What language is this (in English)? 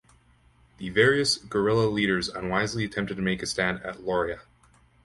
English